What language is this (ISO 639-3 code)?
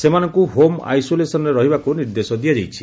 ori